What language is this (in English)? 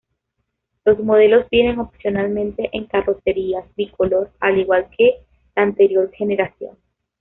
Spanish